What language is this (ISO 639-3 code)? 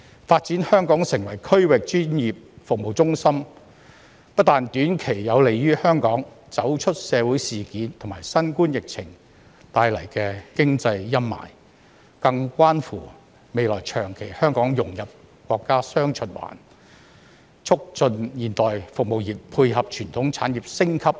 yue